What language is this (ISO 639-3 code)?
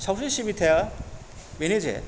brx